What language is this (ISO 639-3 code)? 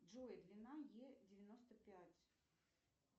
rus